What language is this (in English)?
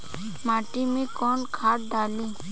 Bhojpuri